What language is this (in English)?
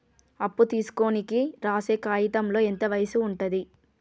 Telugu